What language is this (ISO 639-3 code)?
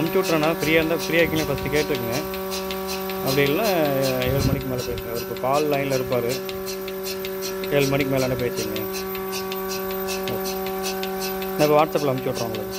tam